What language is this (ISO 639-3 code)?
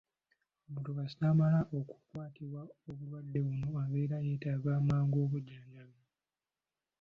lug